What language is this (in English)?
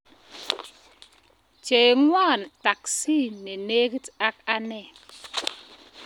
Kalenjin